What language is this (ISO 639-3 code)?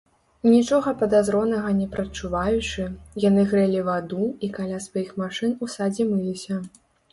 bel